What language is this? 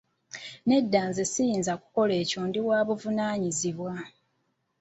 Ganda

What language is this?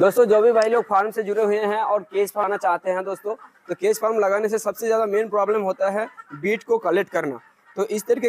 Hindi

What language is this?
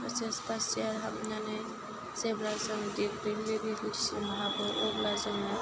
Bodo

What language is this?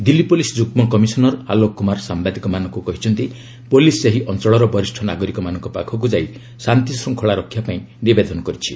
Odia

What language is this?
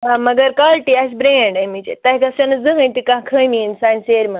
Kashmiri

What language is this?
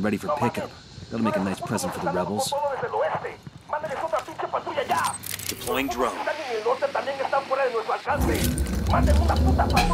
English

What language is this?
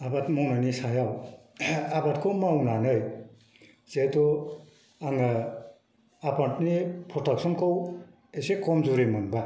Bodo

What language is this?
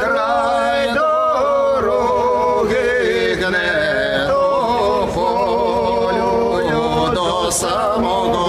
Ukrainian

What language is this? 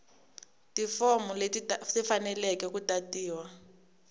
Tsonga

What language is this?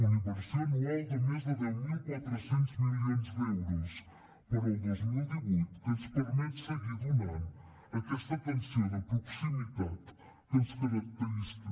Catalan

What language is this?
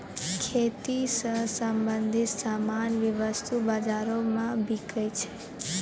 Maithili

